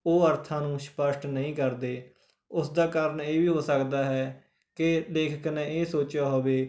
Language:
Punjabi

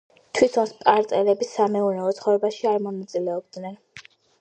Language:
Georgian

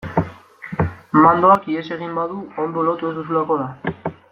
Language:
Basque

